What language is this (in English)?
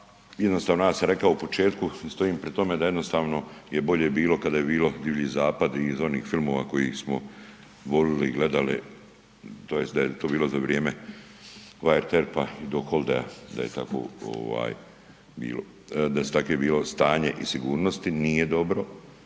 Croatian